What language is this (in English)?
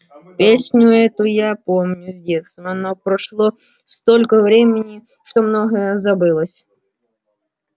Russian